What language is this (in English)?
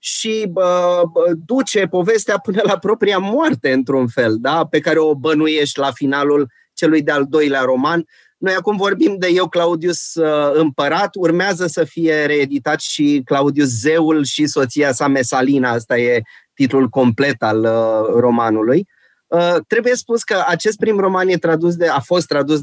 Romanian